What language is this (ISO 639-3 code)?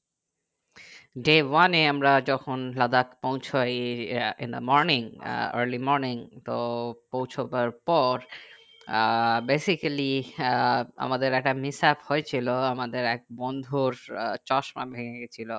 ben